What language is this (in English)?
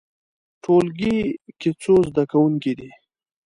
Pashto